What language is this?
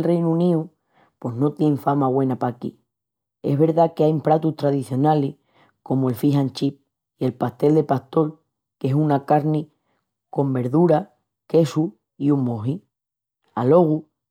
Extremaduran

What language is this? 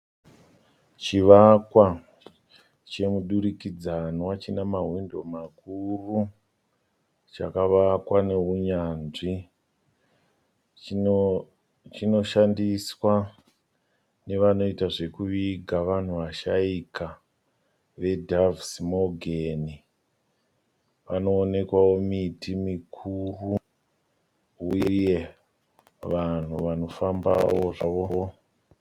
Shona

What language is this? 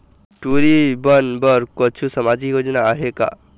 Chhattisgarhi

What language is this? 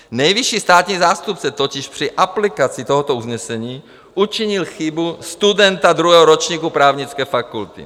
Czech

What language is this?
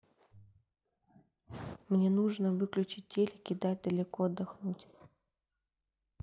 Russian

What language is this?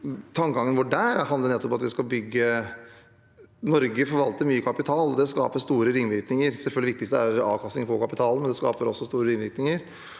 Norwegian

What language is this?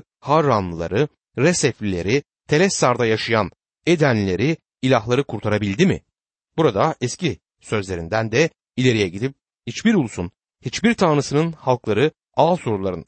Turkish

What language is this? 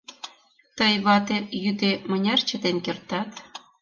Mari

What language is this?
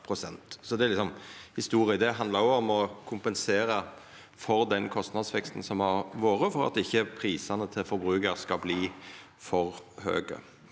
Norwegian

